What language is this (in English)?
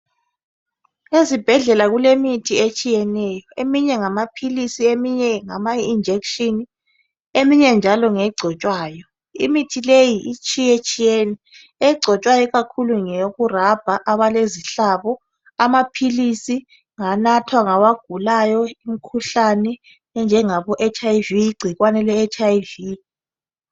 North Ndebele